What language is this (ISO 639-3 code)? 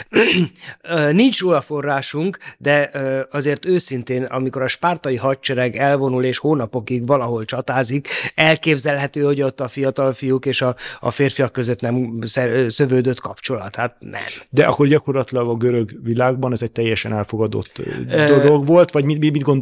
hun